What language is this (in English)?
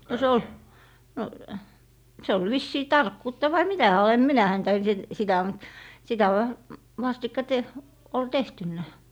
Finnish